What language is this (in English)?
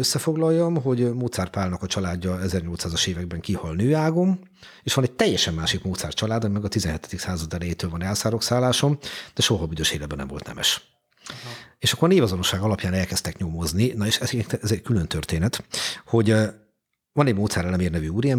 Hungarian